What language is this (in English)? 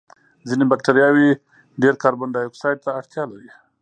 Pashto